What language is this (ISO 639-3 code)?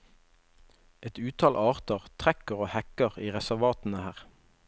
nor